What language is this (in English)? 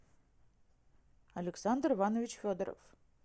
Russian